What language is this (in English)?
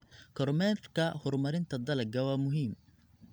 Somali